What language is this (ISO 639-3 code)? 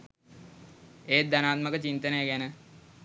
sin